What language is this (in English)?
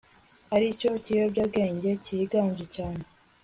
Kinyarwanda